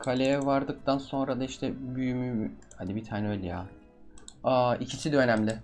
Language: Turkish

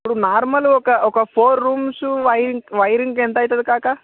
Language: Telugu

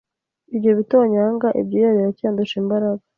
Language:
Kinyarwanda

